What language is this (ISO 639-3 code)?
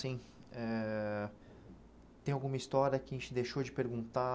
por